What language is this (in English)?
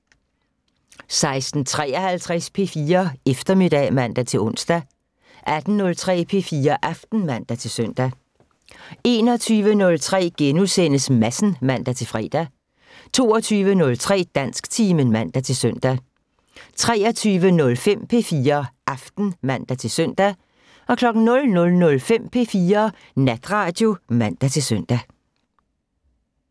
Danish